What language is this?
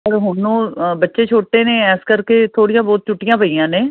Punjabi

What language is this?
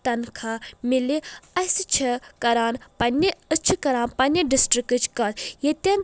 Kashmiri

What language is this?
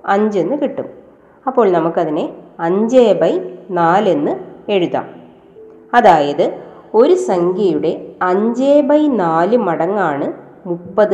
Malayalam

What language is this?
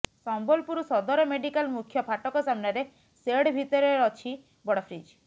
Odia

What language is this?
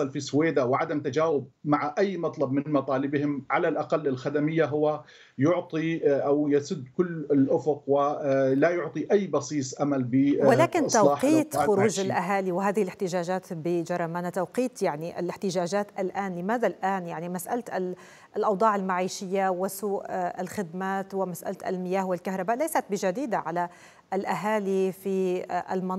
Arabic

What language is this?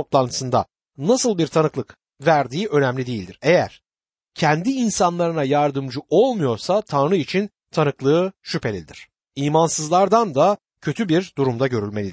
Turkish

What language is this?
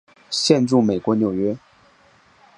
Chinese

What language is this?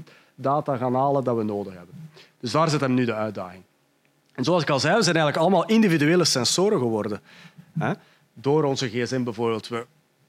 Dutch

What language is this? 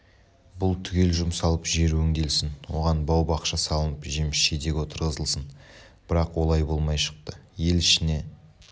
Kazakh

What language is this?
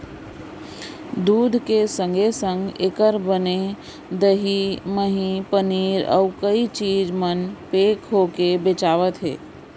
Chhattisgarhi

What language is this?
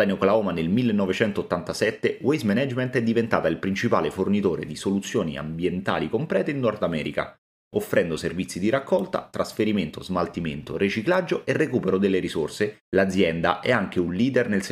Italian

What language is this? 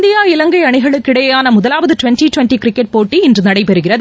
Tamil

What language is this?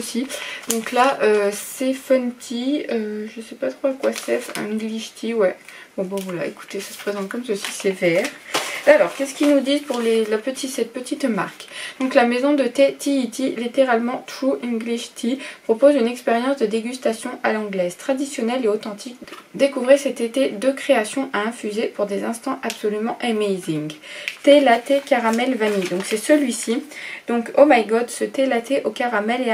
French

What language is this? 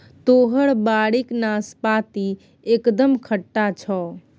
Maithili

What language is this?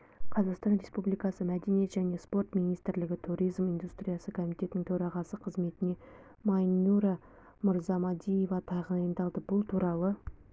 Kazakh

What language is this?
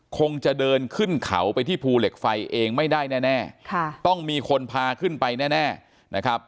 Thai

